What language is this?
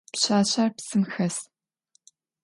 Adyghe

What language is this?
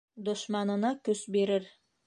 Bashkir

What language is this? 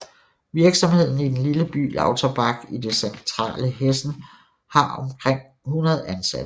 Danish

